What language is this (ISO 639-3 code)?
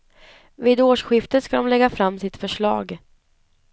swe